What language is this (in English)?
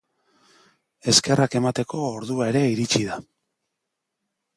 Basque